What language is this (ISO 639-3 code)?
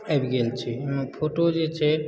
mai